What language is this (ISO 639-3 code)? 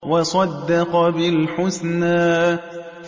ara